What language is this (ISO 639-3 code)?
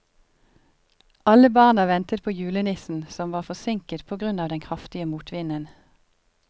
nor